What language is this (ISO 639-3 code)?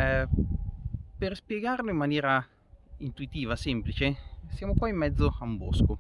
ita